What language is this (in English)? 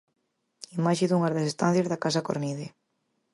Galician